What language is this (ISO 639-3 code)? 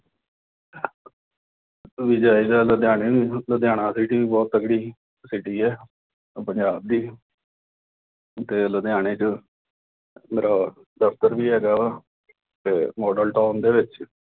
pan